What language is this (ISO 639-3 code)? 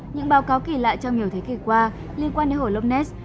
vie